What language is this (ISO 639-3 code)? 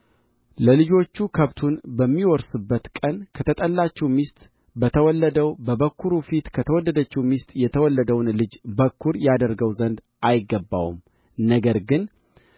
amh